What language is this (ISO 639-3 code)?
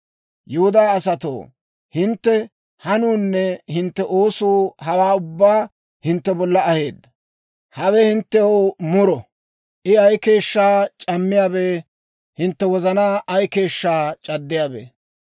dwr